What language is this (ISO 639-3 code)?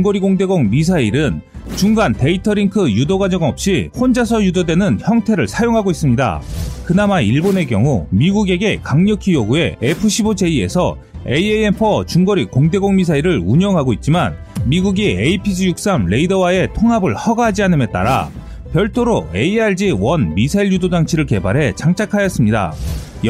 kor